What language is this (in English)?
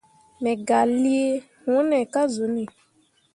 Mundang